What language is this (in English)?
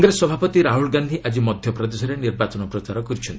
Odia